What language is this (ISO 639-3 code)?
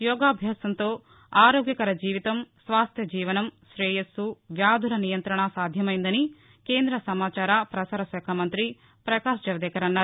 tel